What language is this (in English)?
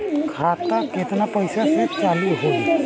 Bhojpuri